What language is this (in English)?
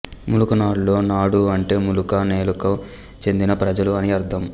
Telugu